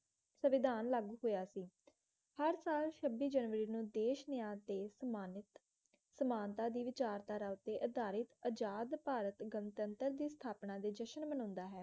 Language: Punjabi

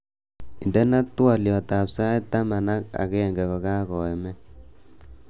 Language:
Kalenjin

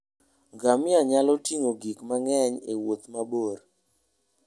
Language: Luo (Kenya and Tanzania)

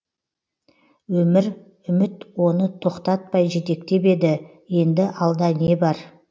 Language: Kazakh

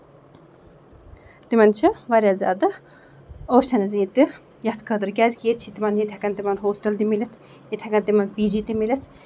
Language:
Kashmiri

